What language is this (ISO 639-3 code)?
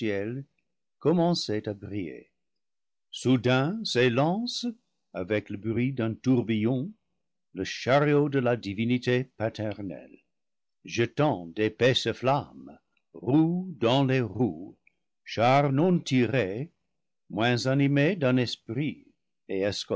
fra